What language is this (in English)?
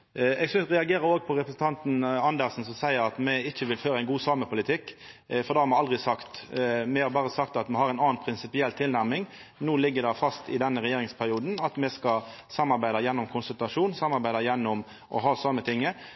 Norwegian Nynorsk